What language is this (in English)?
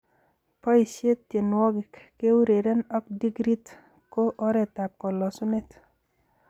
Kalenjin